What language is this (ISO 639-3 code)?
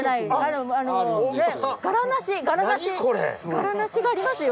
jpn